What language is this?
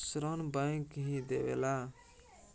Bhojpuri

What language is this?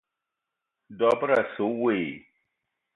Eton (Cameroon)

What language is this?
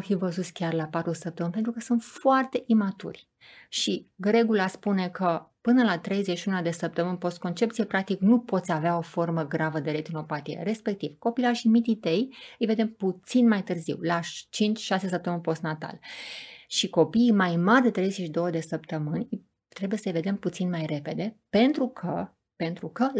Romanian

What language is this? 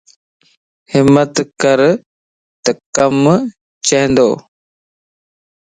Lasi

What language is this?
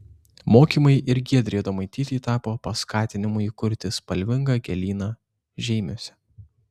Lithuanian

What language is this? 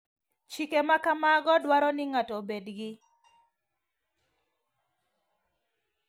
Luo (Kenya and Tanzania)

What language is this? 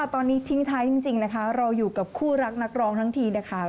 Thai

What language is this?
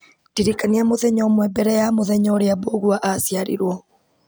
Kikuyu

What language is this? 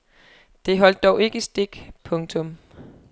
Danish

